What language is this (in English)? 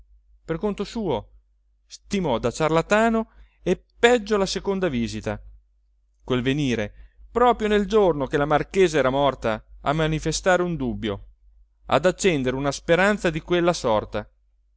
Italian